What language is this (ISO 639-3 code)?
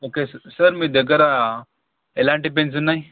tel